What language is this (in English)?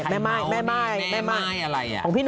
Thai